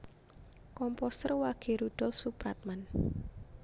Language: Javanese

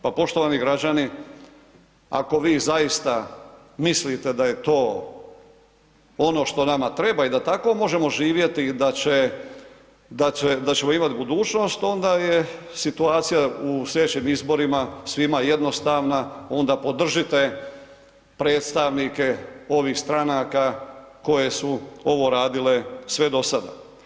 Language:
Croatian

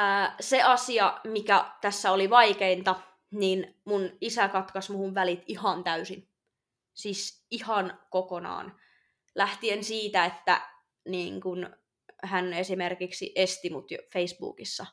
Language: Finnish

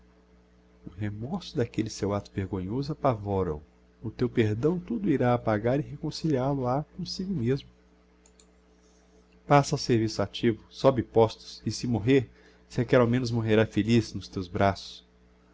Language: Portuguese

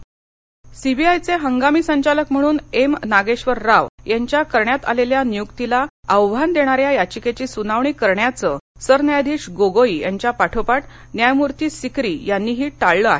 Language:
Marathi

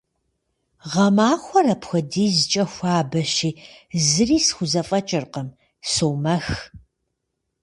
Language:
Kabardian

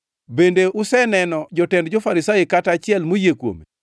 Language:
Luo (Kenya and Tanzania)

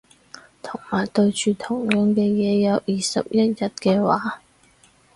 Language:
Cantonese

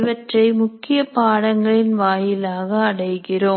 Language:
Tamil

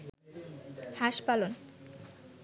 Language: Bangla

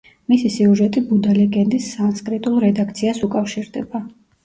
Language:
Georgian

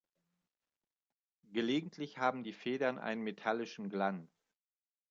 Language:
German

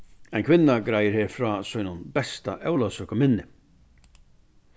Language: Faroese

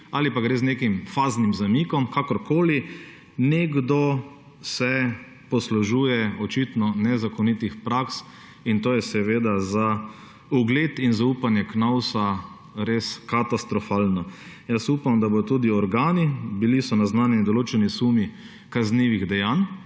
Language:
Slovenian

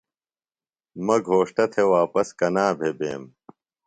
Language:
Phalura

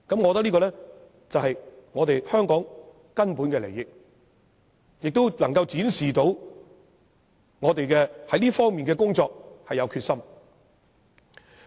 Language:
Cantonese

